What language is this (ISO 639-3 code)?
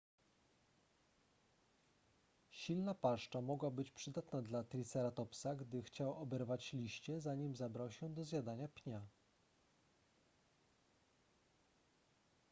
pol